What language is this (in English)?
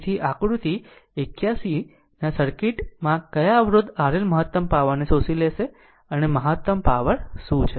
Gujarati